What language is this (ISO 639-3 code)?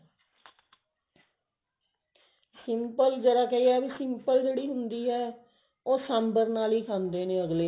pan